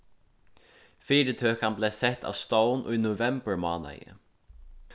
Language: Faroese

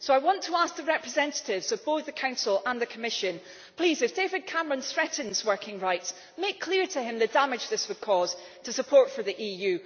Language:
English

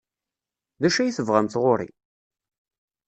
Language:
Kabyle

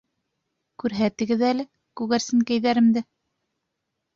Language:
Bashkir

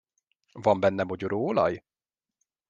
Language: Hungarian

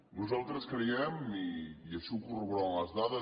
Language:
Catalan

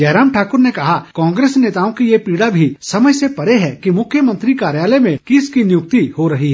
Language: Hindi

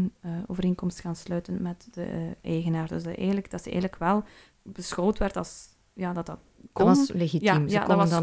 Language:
Dutch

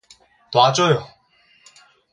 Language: Korean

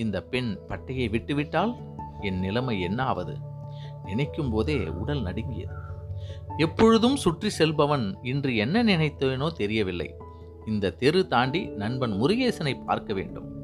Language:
Tamil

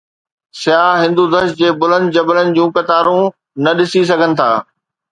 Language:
Sindhi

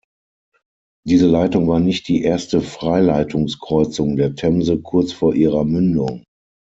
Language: German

